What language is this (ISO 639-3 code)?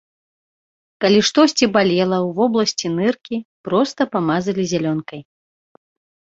bel